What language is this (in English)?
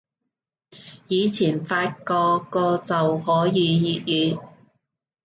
Cantonese